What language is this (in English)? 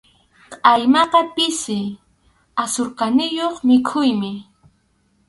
Arequipa-La Unión Quechua